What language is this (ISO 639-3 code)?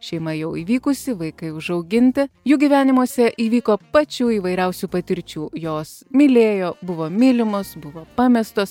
lit